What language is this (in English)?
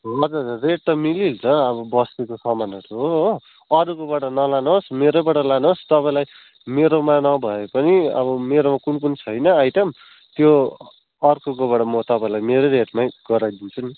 Nepali